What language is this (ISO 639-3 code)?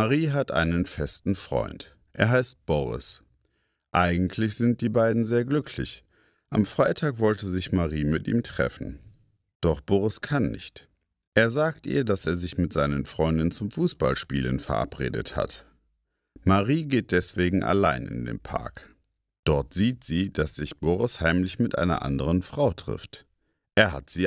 deu